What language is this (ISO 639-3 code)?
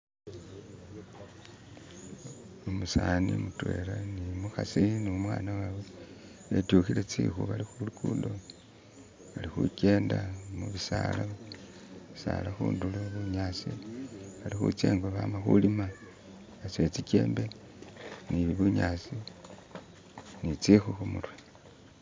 myx